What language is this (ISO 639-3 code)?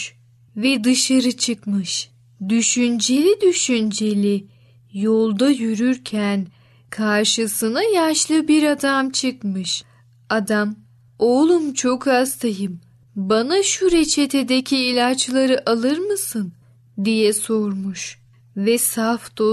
tur